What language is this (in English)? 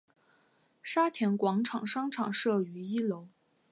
Chinese